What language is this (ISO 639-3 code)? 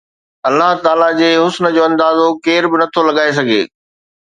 snd